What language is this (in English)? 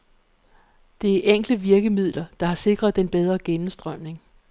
Danish